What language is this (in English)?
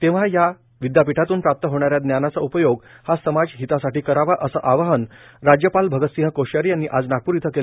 Marathi